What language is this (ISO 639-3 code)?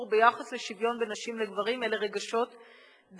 heb